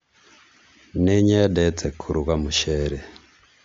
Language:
Kikuyu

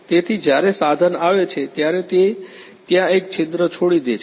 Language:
Gujarati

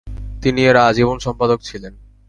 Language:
Bangla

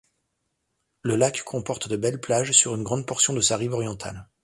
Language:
French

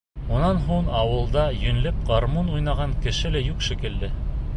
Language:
Bashkir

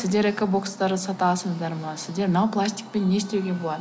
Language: Kazakh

